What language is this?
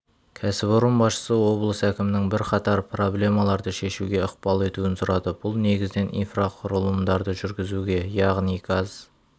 Kazakh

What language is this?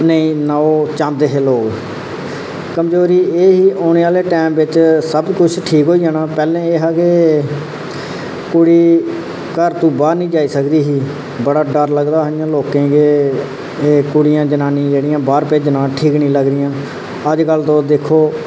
Dogri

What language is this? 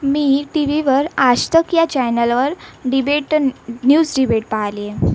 Marathi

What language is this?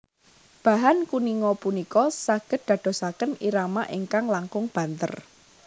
Javanese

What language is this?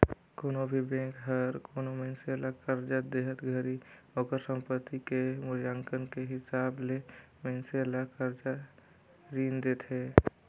Chhattisgarhi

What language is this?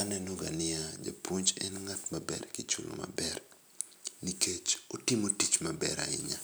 Luo (Kenya and Tanzania)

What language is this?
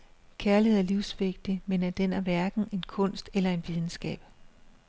Danish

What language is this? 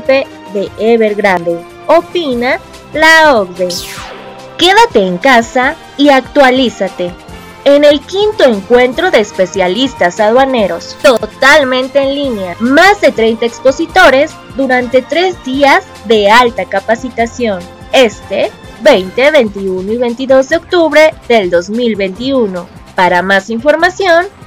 Spanish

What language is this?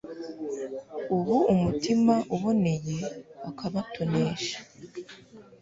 Kinyarwanda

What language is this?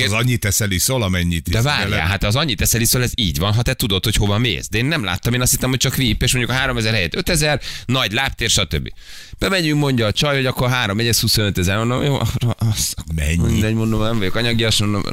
Hungarian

